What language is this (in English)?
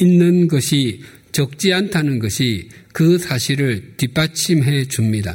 Korean